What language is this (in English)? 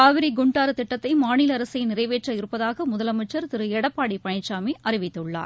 Tamil